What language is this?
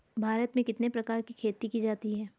Hindi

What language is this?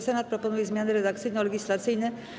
Polish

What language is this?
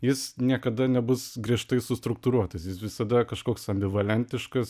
Lithuanian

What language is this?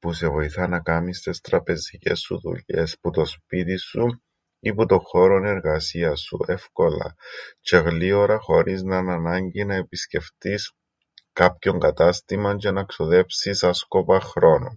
Greek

